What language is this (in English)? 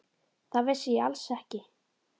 Icelandic